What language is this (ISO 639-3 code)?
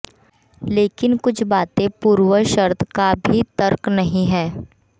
hin